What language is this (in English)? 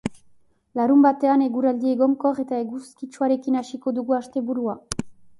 Basque